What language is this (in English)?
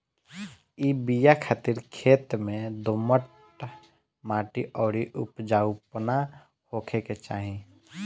Bhojpuri